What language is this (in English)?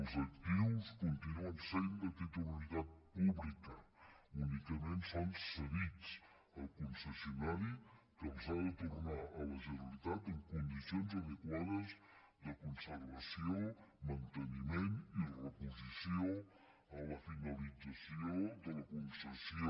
Catalan